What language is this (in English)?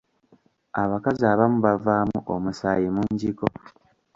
Ganda